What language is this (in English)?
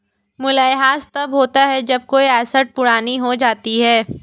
Hindi